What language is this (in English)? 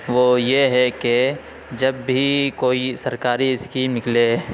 Urdu